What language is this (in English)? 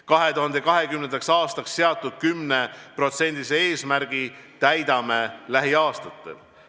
Estonian